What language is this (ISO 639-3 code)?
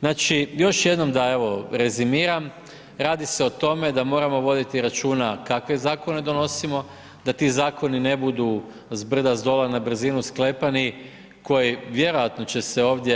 hrv